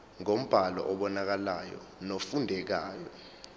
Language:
Zulu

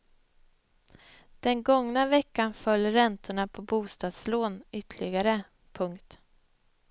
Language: Swedish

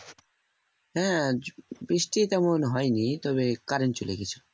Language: Bangla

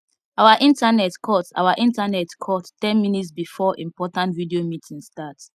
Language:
Nigerian Pidgin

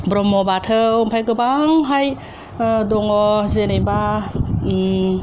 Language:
Bodo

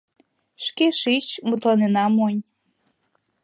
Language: Mari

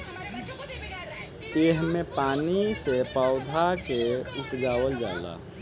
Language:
Bhojpuri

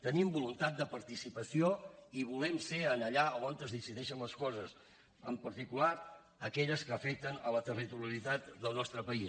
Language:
Catalan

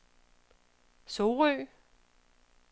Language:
Danish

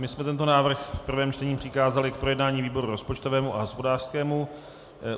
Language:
Czech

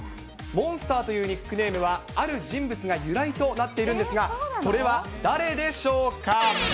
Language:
Japanese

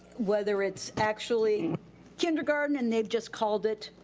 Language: English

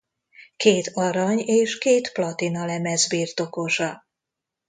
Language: Hungarian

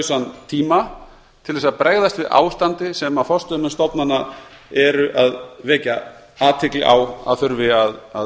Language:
Icelandic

